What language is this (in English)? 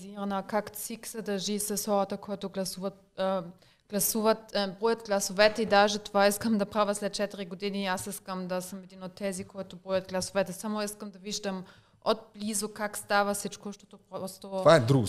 Bulgarian